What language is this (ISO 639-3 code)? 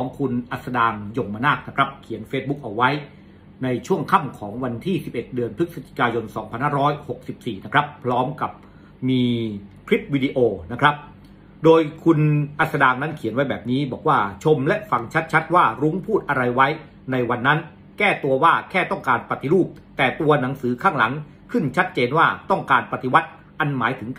tha